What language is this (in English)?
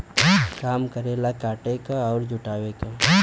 Bhojpuri